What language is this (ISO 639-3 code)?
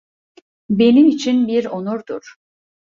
tur